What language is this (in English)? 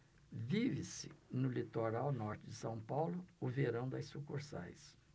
Portuguese